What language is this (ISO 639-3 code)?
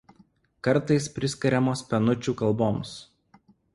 lit